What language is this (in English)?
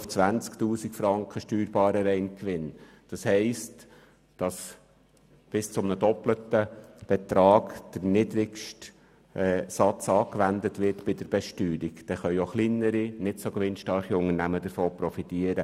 Swiss German